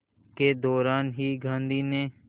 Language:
Hindi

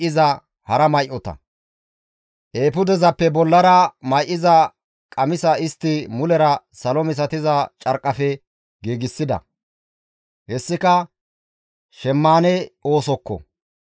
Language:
Gamo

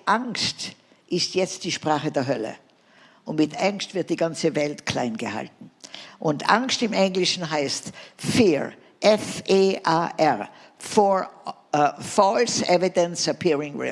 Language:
German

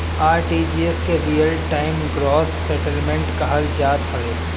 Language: Bhojpuri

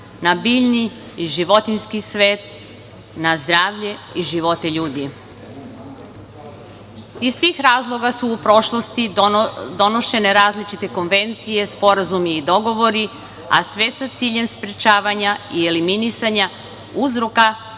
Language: Serbian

